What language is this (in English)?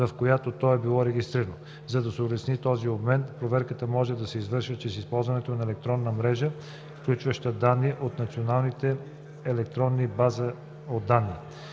Bulgarian